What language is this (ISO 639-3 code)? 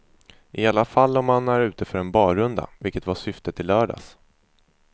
swe